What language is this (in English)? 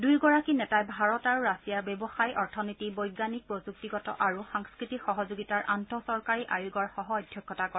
Assamese